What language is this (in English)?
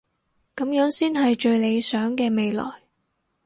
Cantonese